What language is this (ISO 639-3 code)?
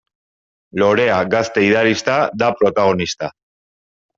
eus